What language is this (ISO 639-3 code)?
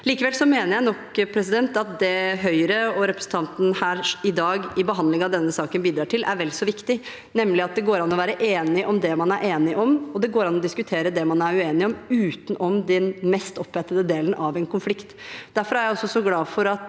nor